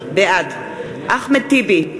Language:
Hebrew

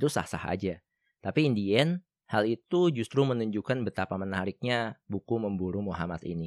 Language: Indonesian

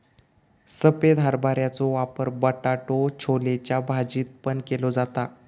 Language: Marathi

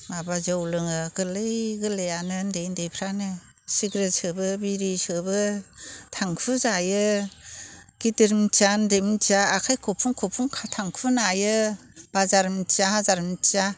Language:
Bodo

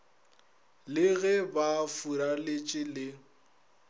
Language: Northern Sotho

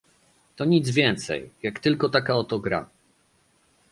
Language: Polish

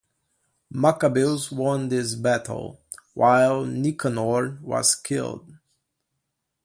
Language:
English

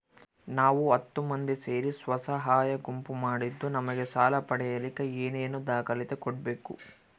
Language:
Kannada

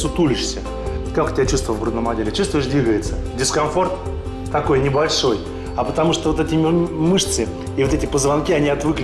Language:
Russian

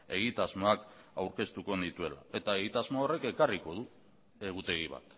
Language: Basque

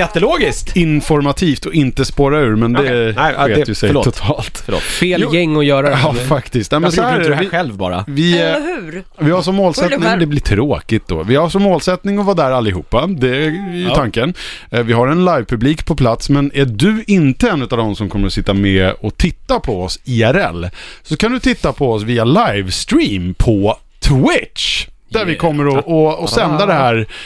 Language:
Swedish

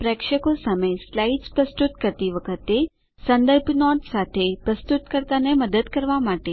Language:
Gujarati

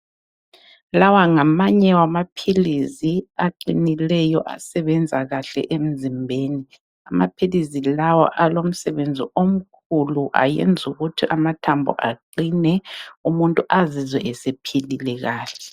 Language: North Ndebele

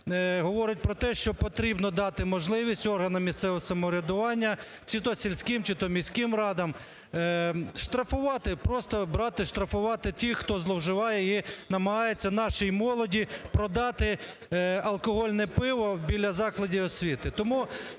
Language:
Ukrainian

